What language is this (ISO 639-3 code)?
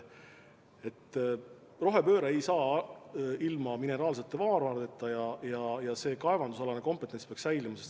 est